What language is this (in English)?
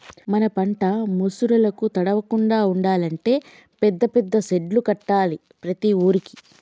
Telugu